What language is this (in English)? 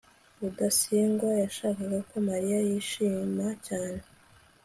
Kinyarwanda